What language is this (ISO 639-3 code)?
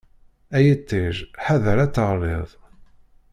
kab